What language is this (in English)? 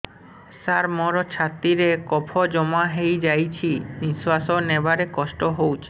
Odia